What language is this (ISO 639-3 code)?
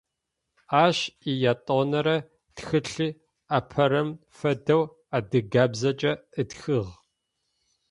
ady